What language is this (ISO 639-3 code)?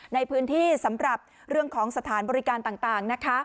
tha